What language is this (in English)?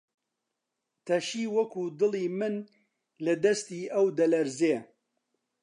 Central Kurdish